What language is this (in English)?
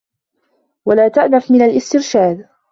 Arabic